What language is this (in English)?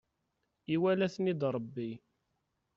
Kabyle